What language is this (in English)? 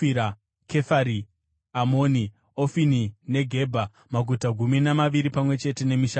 Shona